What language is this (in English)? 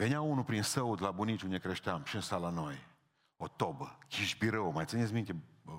Romanian